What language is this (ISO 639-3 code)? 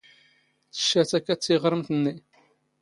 zgh